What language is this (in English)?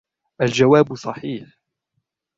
Arabic